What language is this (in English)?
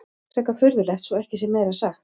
Icelandic